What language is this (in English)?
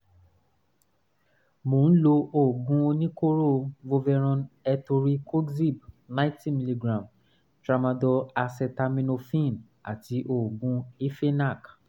Yoruba